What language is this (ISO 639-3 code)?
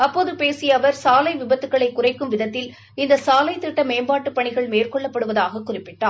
tam